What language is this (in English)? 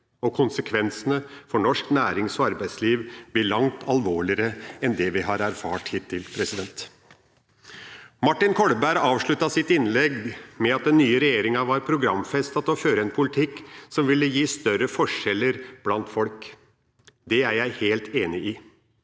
Norwegian